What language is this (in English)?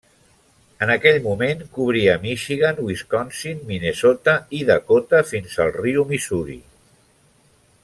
Catalan